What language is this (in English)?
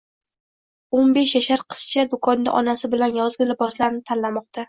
Uzbek